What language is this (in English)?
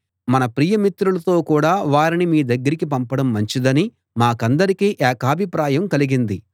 Telugu